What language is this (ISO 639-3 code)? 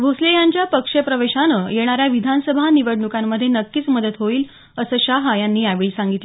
mar